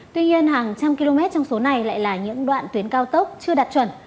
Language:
Vietnamese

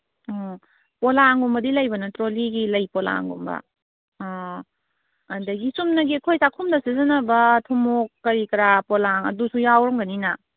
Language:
Manipuri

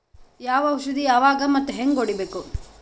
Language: Kannada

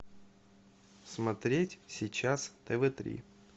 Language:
Russian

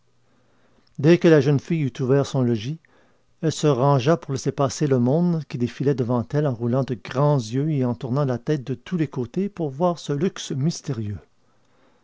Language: French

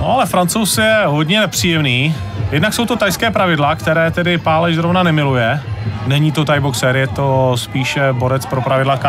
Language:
Czech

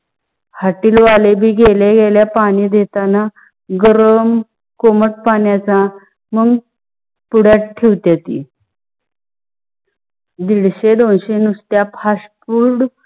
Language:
Marathi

